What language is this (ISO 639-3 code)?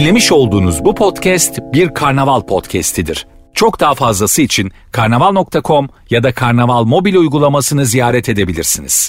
tur